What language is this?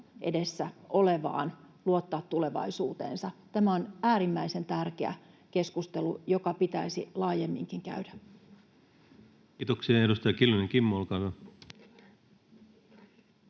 Finnish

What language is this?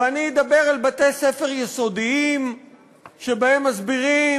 Hebrew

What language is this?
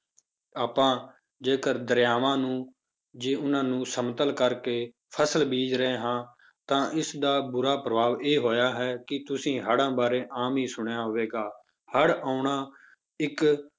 Punjabi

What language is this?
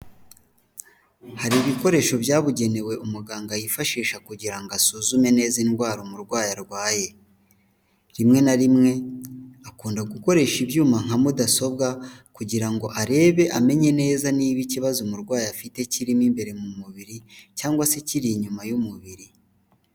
Kinyarwanda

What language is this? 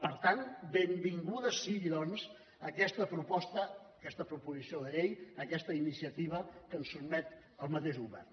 Catalan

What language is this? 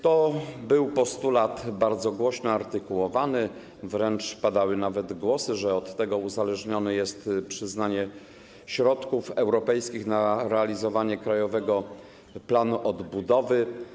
Polish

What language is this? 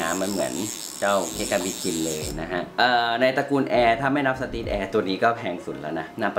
Thai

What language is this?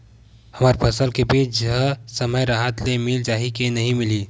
Chhattisgarhi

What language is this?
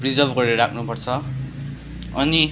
Nepali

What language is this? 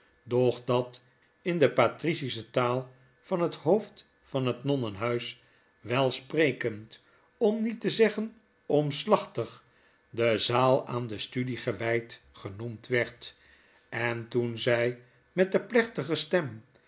Dutch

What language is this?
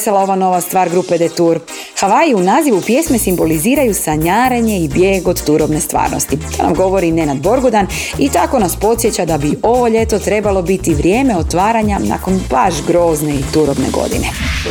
Croatian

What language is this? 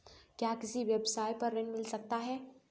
Hindi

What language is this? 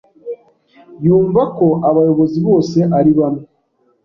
Kinyarwanda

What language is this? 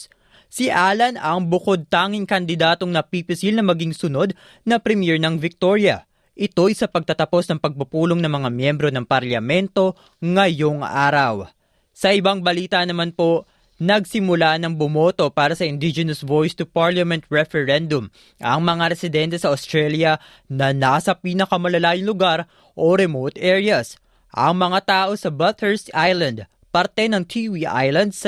Filipino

